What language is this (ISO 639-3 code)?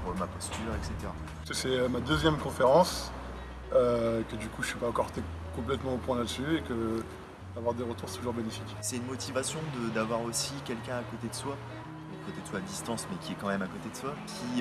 fra